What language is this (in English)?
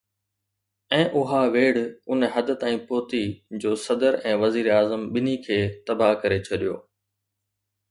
Sindhi